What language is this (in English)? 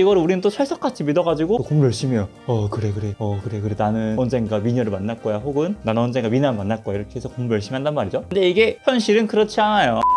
Korean